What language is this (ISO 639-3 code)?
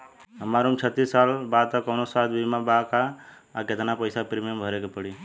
bho